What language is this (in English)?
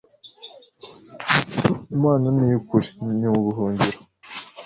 Kinyarwanda